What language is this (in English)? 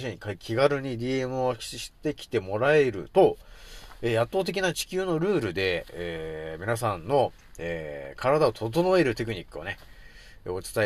Japanese